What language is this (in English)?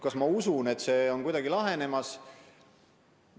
Estonian